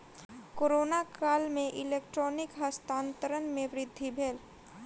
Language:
Maithili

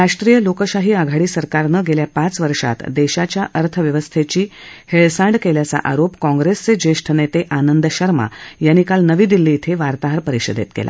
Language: Marathi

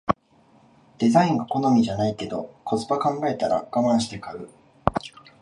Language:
Japanese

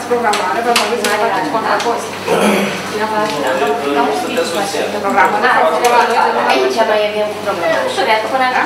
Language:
Romanian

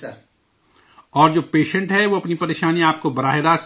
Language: Urdu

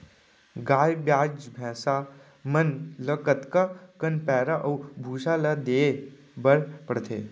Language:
Chhattisgarhi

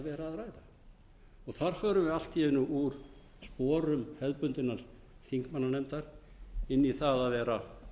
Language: Icelandic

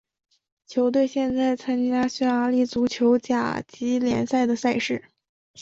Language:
Chinese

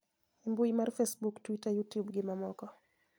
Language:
Luo (Kenya and Tanzania)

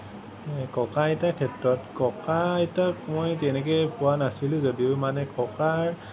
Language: Assamese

